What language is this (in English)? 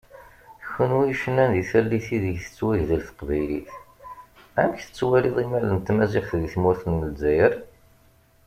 Kabyle